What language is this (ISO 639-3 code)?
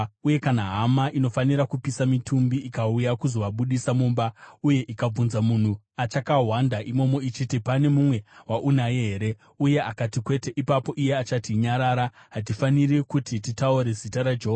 sna